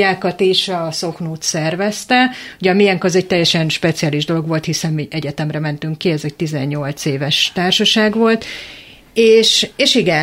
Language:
Hungarian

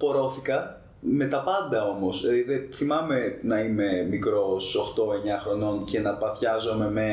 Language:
Greek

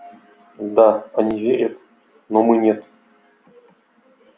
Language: Russian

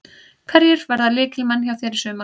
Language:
Icelandic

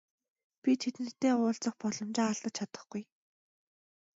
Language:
Mongolian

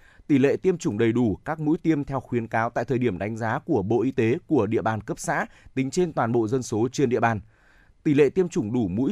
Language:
Vietnamese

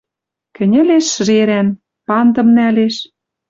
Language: Western Mari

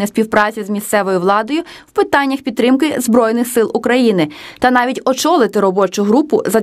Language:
Ukrainian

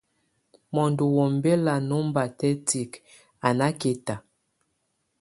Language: Tunen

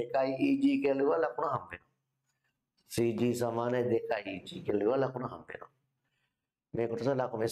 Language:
Indonesian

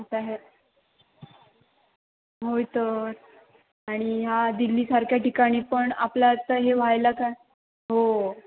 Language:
Marathi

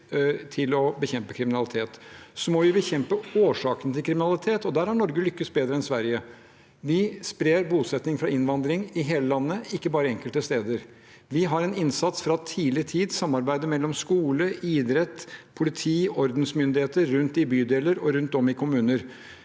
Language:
Norwegian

